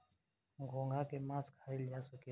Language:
Bhojpuri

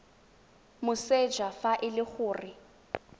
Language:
Tswana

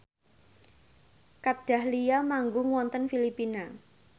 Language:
Javanese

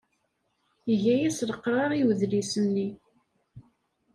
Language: Kabyle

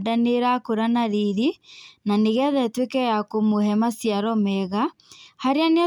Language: Kikuyu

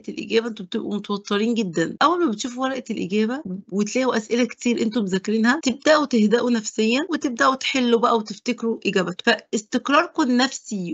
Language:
Arabic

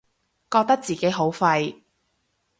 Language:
Cantonese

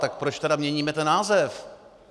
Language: Czech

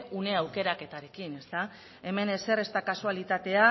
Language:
Basque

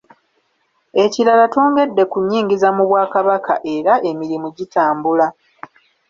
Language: Ganda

